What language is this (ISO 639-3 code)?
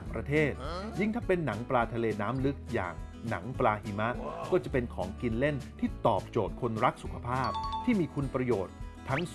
tha